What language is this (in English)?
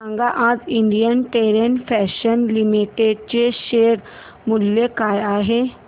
Marathi